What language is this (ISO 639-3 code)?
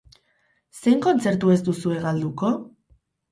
eus